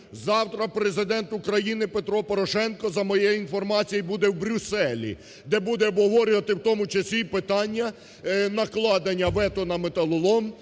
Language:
Ukrainian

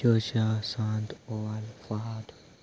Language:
Konkani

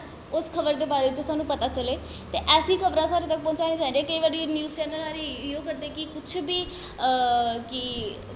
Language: Dogri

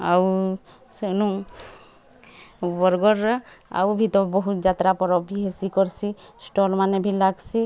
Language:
Odia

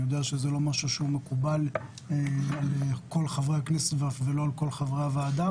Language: Hebrew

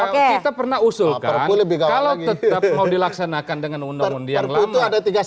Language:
Indonesian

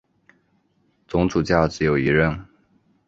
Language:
Chinese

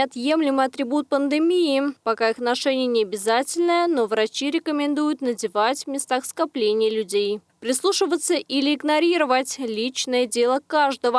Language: Russian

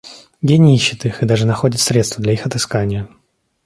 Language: Russian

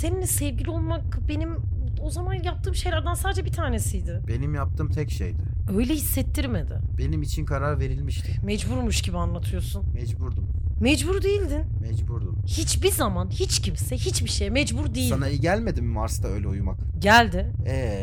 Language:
Turkish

